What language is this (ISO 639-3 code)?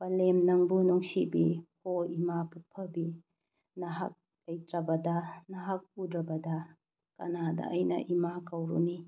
mni